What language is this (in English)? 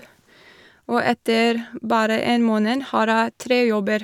Norwegian